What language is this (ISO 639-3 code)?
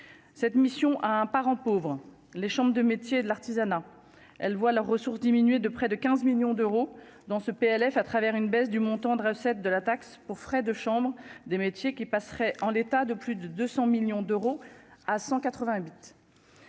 fra